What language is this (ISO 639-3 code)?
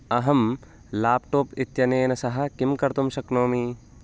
san